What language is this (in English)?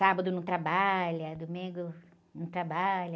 Portuguese